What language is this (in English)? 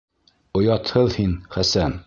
Bashkir